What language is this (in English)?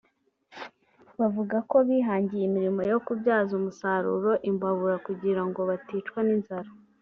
Kinyarwanda